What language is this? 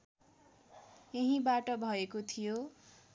Nepali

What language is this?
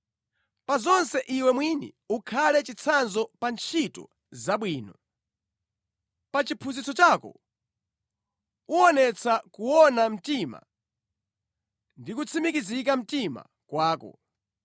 Nyanja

